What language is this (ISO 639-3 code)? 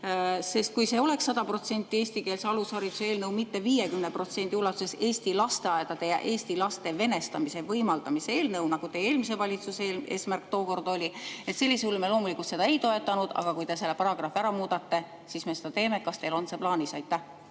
est